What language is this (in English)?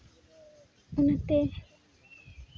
Santali